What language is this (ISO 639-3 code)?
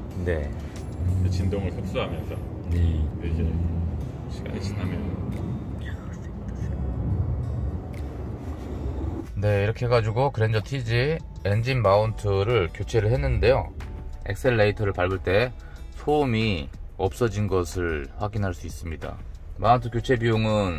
kor